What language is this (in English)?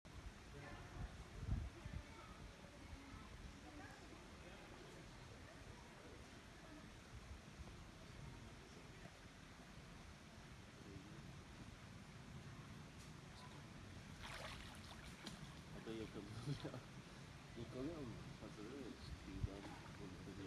Turkish